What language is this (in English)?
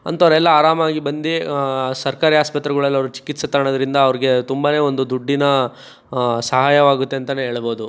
Kannada